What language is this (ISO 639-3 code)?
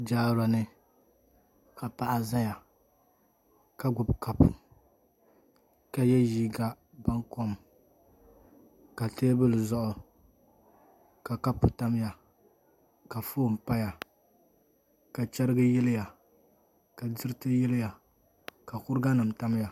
dag